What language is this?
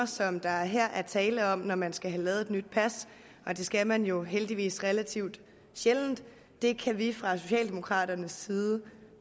Danish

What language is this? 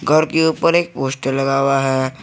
Hindi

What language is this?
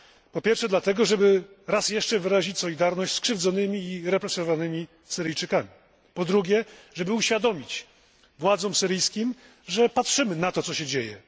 Polish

